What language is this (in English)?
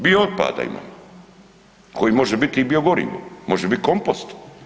Croatian